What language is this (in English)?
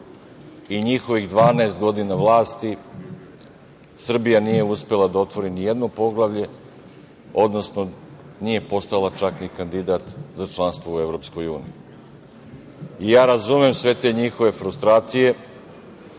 Serbian